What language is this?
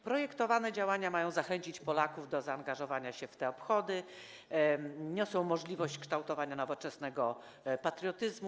Polish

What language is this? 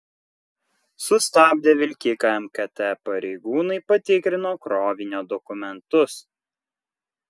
Lithuanian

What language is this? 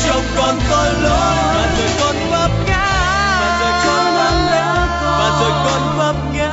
Vietnamese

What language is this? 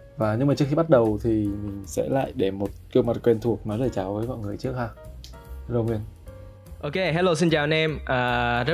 Vietnamese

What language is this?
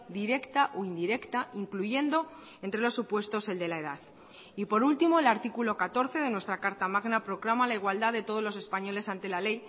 Spanish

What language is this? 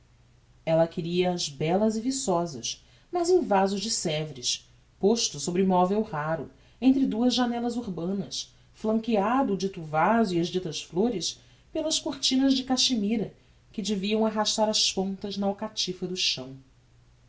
Portuguese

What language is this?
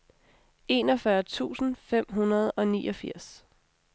Danish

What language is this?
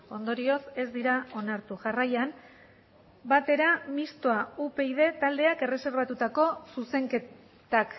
Basque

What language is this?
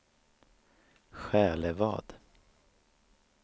Swedish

